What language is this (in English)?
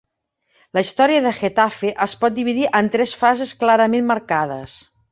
Catalan